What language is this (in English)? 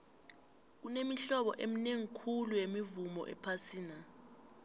South Ndebele